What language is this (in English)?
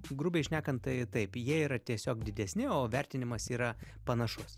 Lithuanian